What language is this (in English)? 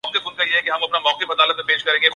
Urdu